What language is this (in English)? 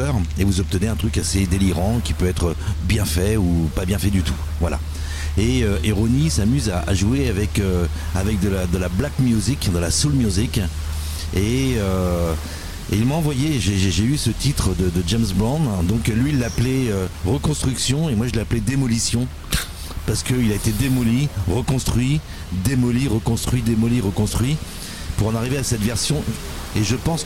French